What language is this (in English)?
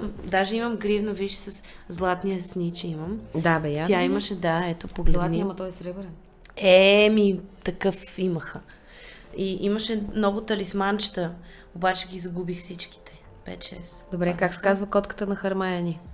Bulgarian